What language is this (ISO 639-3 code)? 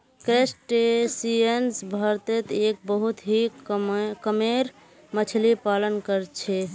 mag